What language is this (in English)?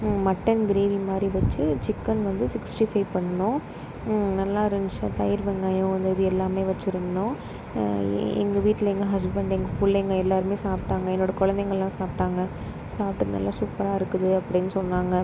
Tamil